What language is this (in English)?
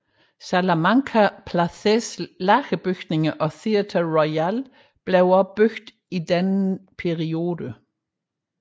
Danish